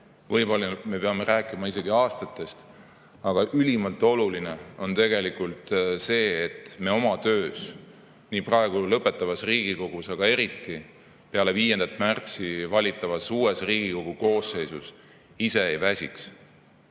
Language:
Estonian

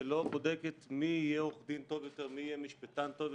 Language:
Hebrew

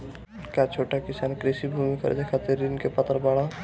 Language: Bhojpuri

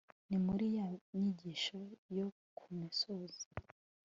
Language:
Kinyarwanda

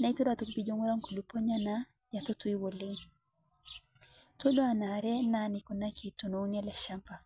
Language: Masai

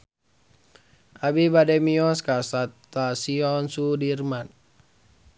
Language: Sundanese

